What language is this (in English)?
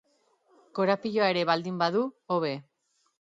Basque